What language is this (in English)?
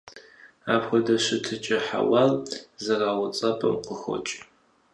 Kabardian